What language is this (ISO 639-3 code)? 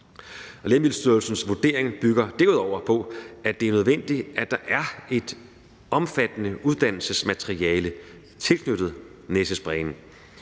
dan